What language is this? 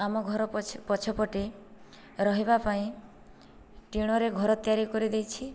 Odia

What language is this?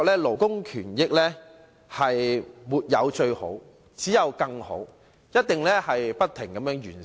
Cantonese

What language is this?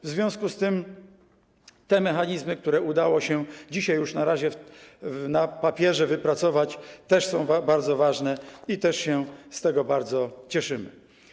Polish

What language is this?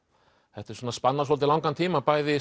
Icelandic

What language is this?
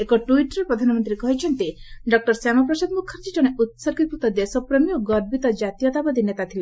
Odia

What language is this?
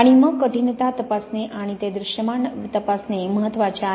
Marathi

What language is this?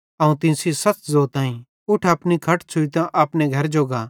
Bhadrawahi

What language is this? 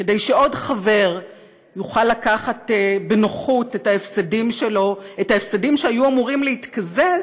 Hebrew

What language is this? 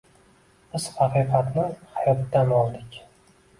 Uzbek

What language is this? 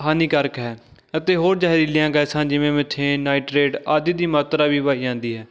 Punjabi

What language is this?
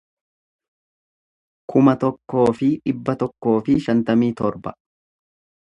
Oromo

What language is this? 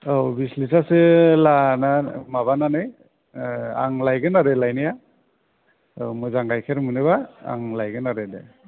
Bodo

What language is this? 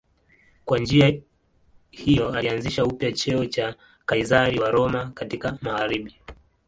Swahili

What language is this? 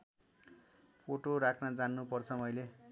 Nepali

